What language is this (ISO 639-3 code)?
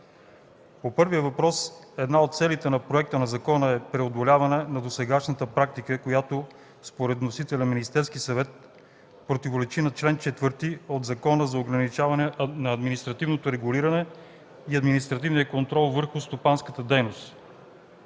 bul